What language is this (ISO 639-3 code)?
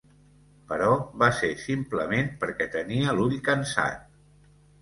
cat